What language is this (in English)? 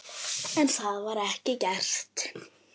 Icelandic